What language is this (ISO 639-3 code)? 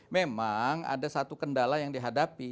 ind